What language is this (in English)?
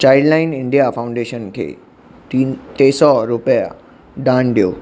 Sindhi